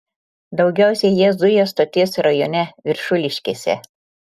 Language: Lithuanian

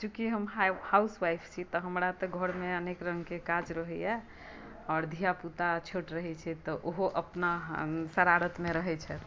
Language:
Maithili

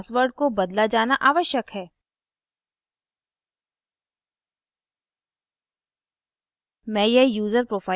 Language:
Hindi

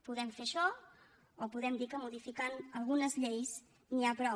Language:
Catalan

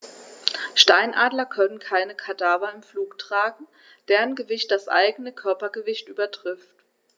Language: German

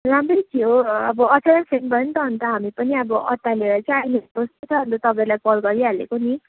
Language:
Nepali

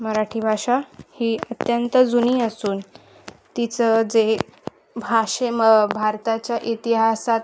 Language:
Marathi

